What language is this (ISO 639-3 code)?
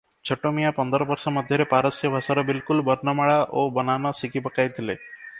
ori